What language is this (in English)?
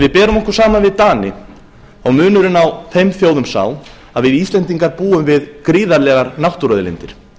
Icelandic